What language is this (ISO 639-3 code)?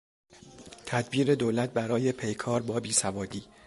fas